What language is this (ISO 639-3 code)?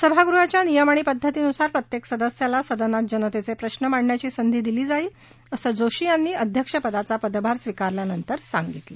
mar